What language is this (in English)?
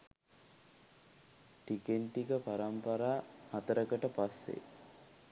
Sinhala